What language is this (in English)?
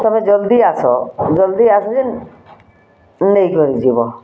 Odia